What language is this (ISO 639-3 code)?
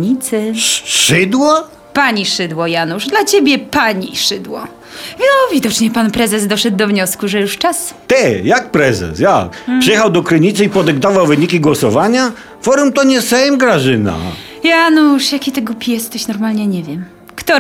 pol